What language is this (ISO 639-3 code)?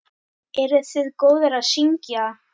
isl